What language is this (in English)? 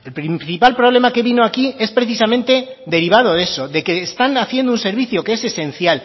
Spanish